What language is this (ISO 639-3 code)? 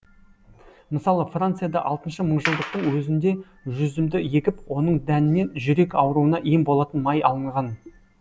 kaz